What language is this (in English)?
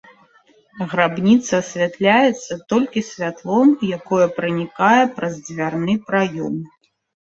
Belarusian